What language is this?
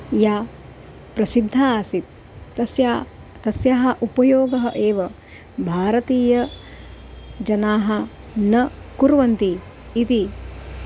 Sanskrit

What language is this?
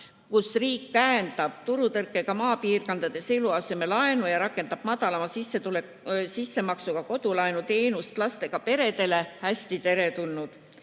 Estonian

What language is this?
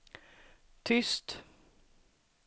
Swedish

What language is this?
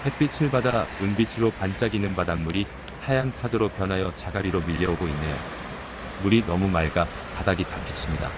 Korean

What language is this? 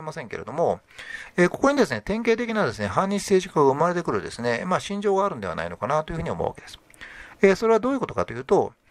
Japanese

